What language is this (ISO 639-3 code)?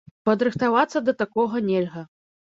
bel